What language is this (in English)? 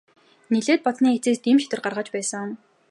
Mongolian